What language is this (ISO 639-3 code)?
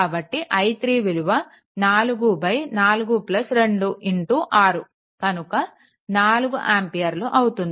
tel